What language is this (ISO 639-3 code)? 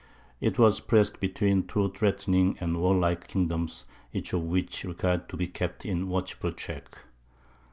eng